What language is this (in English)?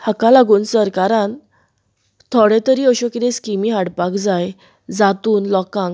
Konkani